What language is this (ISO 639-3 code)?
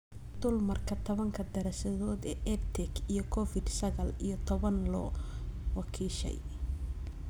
som